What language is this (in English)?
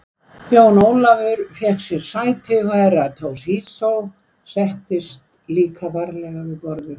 Icelandic